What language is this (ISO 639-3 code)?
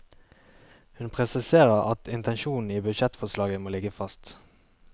nor